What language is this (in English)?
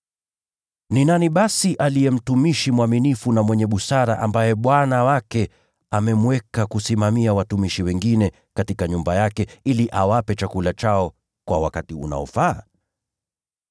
Swahili